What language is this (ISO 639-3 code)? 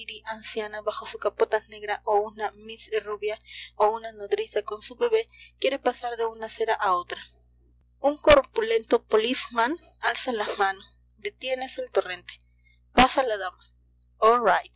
spa